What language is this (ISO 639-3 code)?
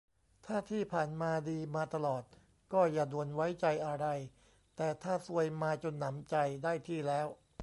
tha